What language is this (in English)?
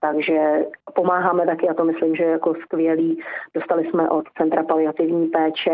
Czech